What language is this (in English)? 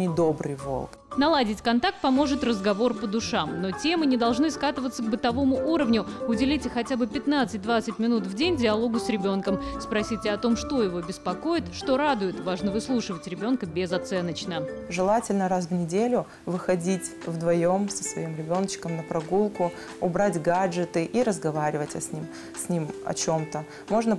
Russian